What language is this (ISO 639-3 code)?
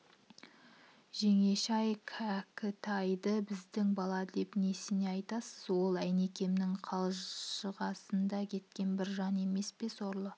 kaz